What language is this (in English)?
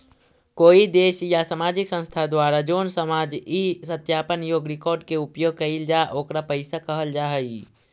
Magahi